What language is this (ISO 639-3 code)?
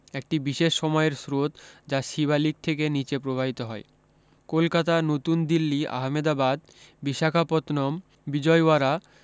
ben